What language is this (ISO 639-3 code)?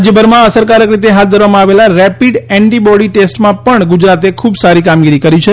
guj